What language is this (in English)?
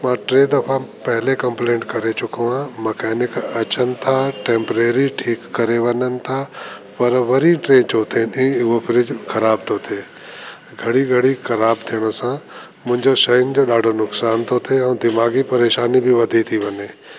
Sindhi